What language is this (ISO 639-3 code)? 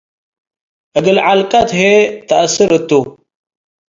tig